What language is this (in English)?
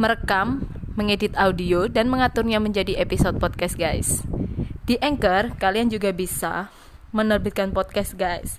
Indonesian